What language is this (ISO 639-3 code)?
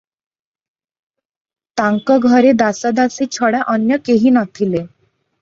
ori